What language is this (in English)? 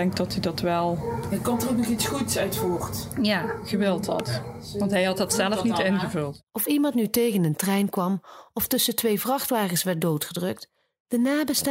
Dutch